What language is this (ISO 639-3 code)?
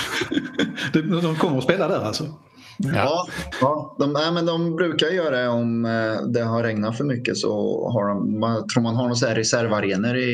swe